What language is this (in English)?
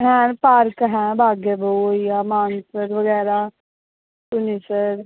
Dogri